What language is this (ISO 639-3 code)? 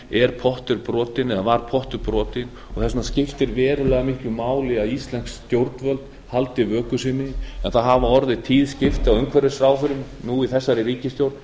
isl